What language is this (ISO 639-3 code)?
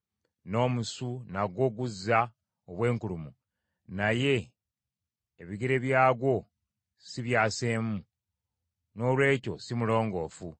lug